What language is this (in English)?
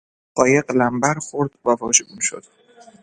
Persian